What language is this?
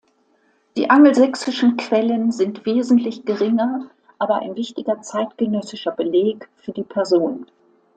German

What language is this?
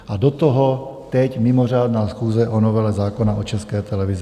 Czech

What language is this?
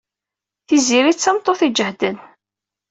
Kabyle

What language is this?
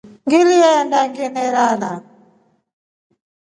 Rombo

